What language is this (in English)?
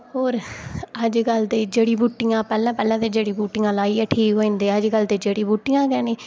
Dogri